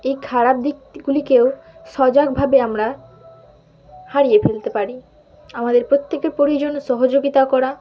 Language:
Bangla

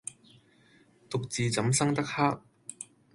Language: Cantonese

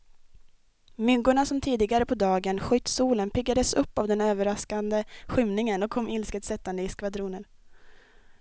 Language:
Swedish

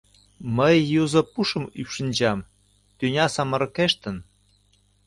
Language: Mari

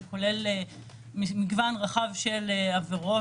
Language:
Hebrew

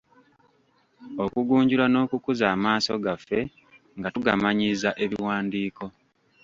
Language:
Ganda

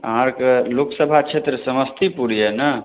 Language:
Maithili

